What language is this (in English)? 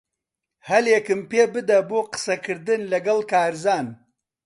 Central Kurdish